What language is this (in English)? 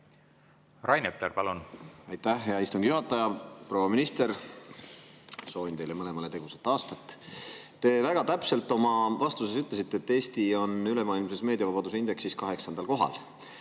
Estonian